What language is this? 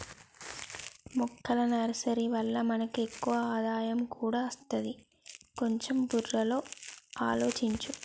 Telugu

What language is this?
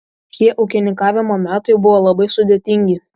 Lithuanian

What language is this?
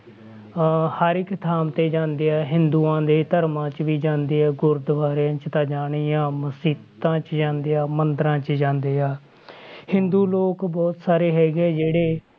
Punjabi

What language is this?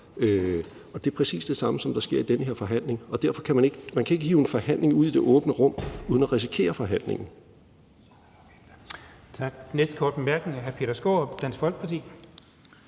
Danish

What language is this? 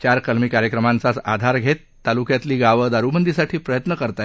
Marathi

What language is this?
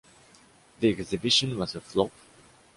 English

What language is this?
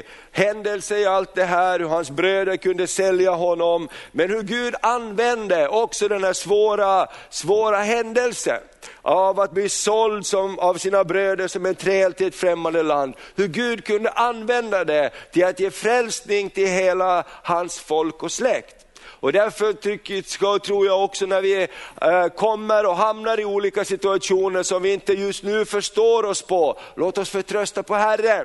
Swedish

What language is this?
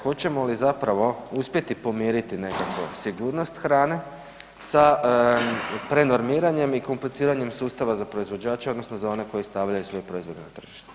Croatian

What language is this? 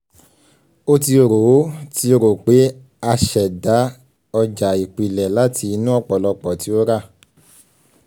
Yoruba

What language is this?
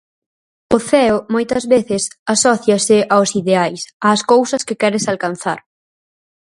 Galician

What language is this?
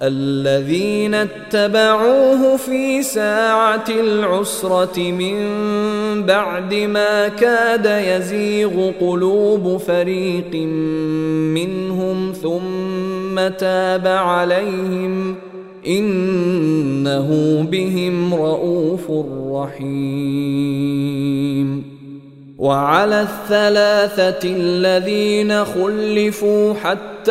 Arabic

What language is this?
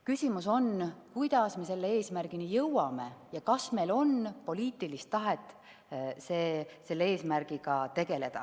Estonian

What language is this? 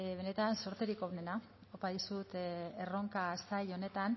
Basque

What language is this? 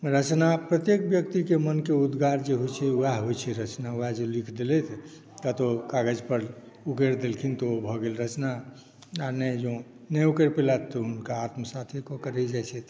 Maithili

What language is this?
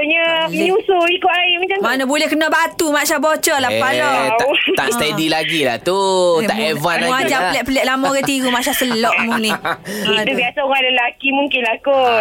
Malay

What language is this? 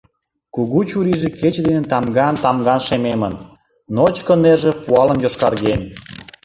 Mari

